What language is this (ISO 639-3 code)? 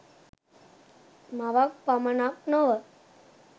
sin